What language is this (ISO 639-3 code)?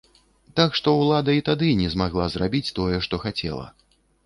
bel